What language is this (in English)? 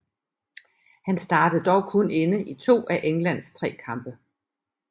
Danish